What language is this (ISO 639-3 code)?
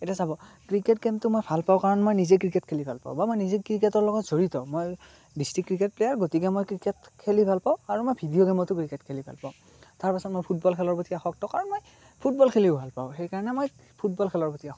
asm